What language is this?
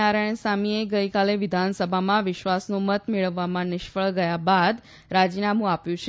Gujarati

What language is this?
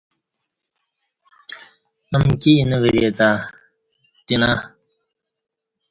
Kati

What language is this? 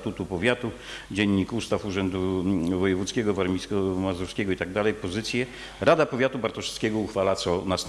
Polish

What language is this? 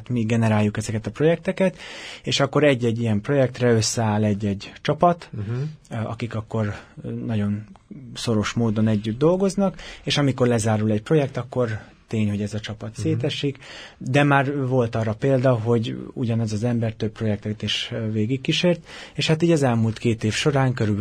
Hungarian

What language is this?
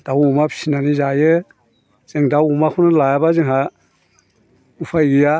Bodo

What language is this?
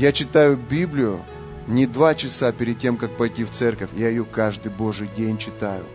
Russian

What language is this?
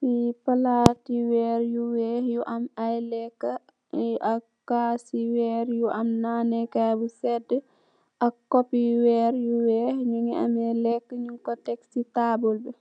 Wolof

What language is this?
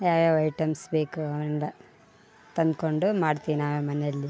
Kannada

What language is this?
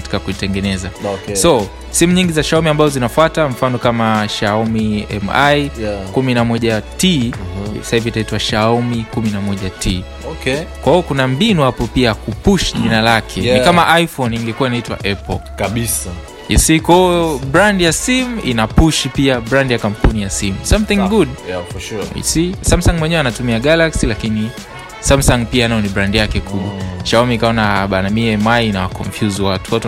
Swahili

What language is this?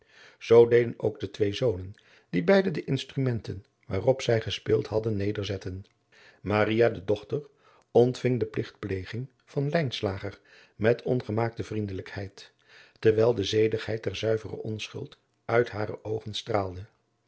Dutch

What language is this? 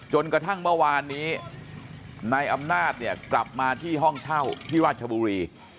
Thai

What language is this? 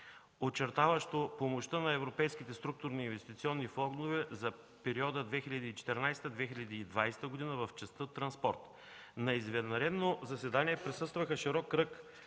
Bulgarian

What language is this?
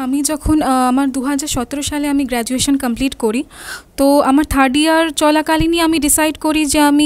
Bangla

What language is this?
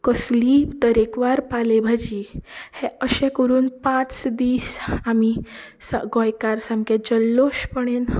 Konkani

